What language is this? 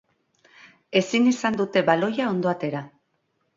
Basque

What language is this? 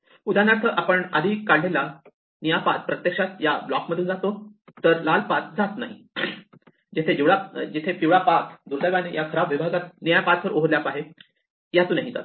Marathi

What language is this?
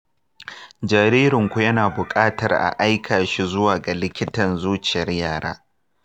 Hausa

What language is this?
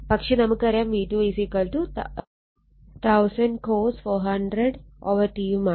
Malayalam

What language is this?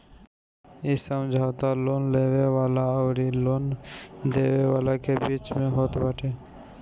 Bhojpuri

